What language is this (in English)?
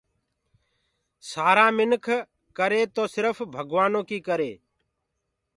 Gurgula